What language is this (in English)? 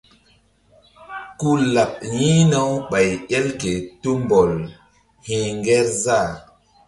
Mbum